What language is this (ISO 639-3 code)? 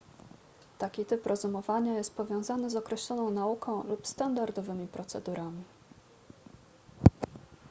pol